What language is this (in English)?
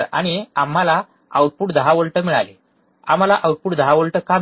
Marathi